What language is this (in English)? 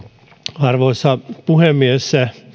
Finnish